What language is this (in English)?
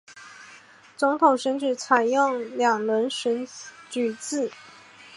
Chinese